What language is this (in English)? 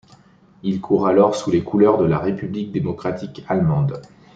French